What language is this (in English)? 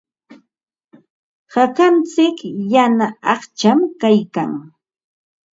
Ambo-Pasco Quechua